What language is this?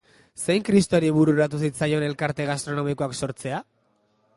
Basque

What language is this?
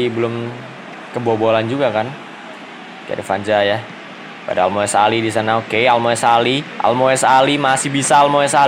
Indonesian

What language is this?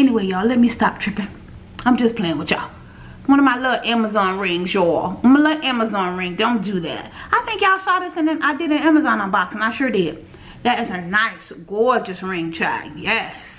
English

